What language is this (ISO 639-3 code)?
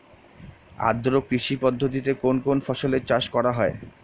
ben